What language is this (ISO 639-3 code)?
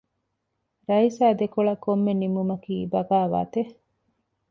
div